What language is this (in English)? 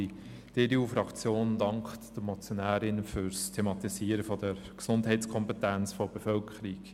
Swiss German